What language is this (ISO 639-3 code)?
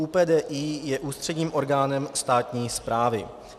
ces